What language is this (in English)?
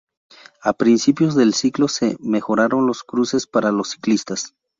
Spanish